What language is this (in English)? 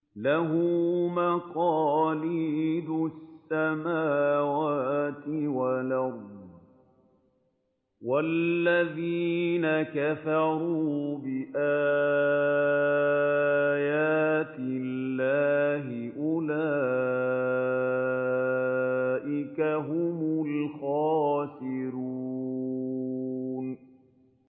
Arabic